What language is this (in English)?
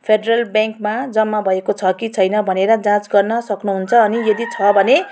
Nepali